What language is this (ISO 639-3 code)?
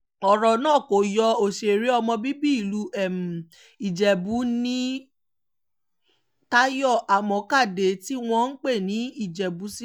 yor